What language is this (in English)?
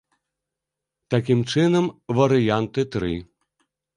Belarusian